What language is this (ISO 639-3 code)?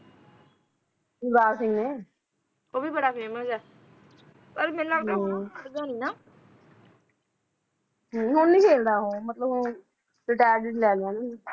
pan